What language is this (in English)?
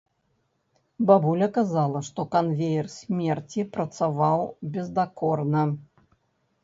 Belarusian